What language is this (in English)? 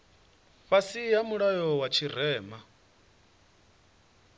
Venda